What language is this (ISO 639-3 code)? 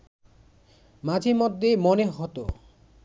ben